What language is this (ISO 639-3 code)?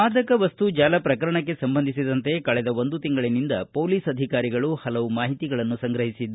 kan